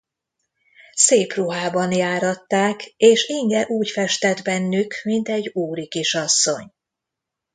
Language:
Hungarian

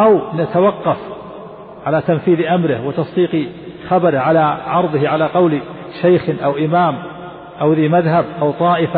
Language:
Arabic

